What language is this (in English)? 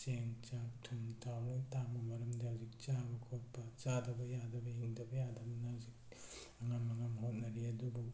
Manipuri